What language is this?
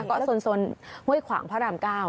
Thai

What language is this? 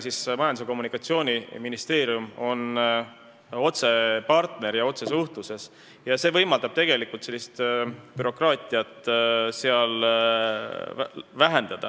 Estonian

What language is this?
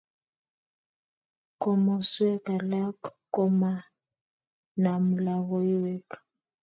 Kalenjin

